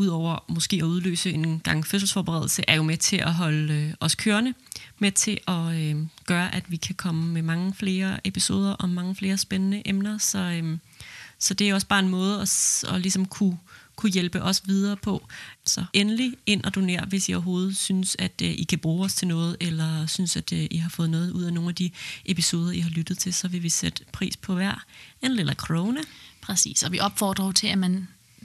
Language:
Danish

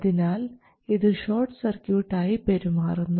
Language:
Malayalam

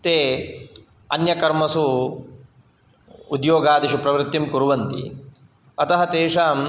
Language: Sanskrit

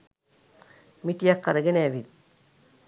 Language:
Sinhala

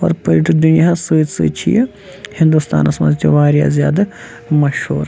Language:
Kashmiri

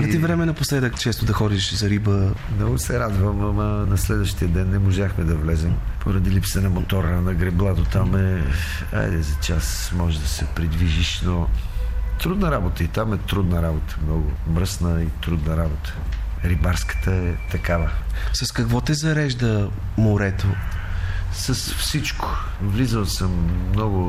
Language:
Bulgarian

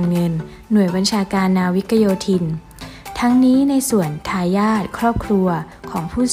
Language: Thai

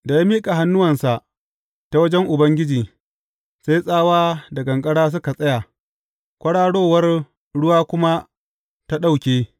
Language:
Hausa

